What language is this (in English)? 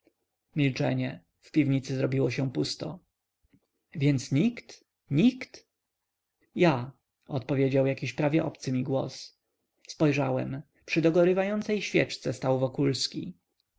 Polish